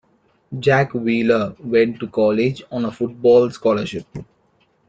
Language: English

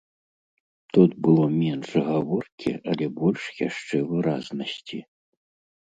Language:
Belarusian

